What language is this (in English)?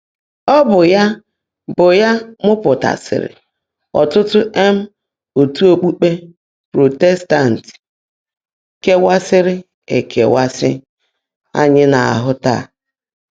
Igbo